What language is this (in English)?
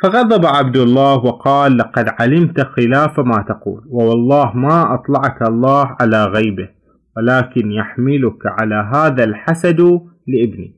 Arabic